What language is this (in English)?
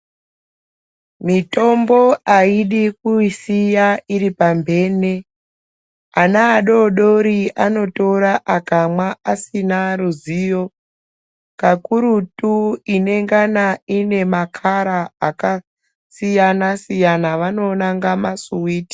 Ndau